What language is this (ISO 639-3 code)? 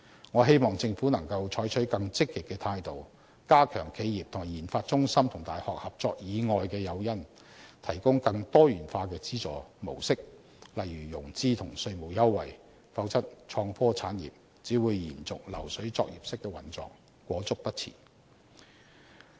yue